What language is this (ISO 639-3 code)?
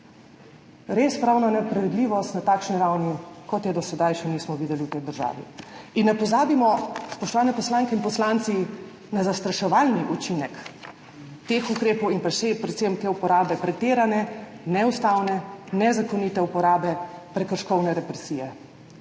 slv